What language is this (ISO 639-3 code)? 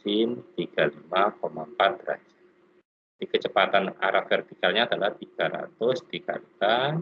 ind